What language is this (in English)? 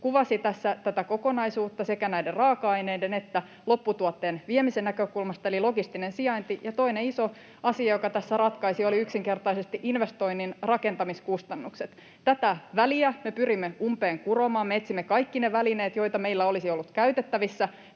Finnish